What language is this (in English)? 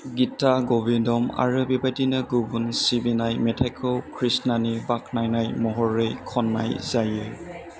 Bodo